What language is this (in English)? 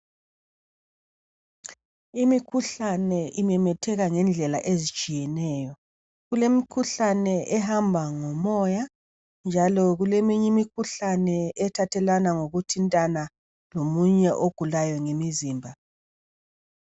North Ndebele